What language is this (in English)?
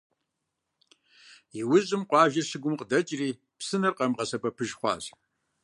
Kabardian